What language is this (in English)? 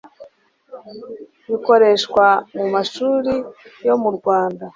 Kinyarwanda